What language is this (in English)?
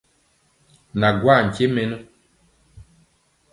Mpiemo